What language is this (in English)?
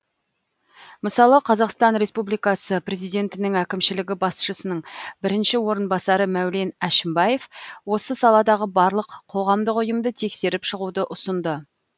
Kazakh